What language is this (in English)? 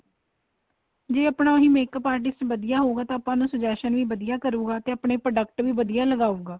Punjabi